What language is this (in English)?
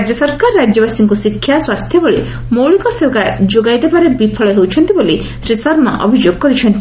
Odia